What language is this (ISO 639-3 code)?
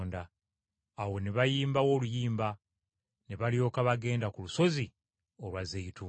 lug